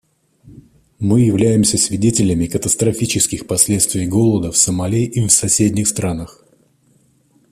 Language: Russian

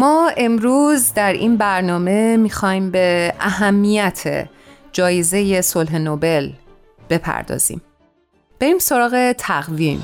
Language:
Persian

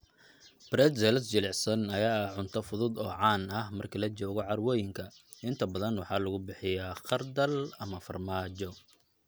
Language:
Somali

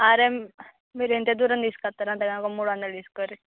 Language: Telugu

